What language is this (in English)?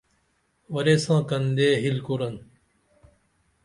Dameli